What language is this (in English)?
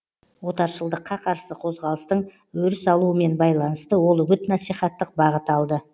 Kazakh